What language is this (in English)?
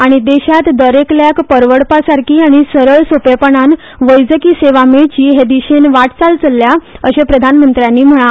Konkani